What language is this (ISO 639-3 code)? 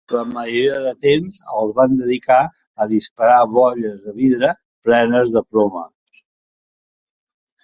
cat